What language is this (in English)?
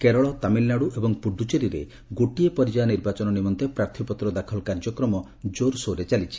Odia